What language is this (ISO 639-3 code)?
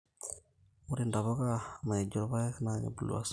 mas